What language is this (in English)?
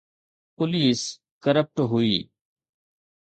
Sindhi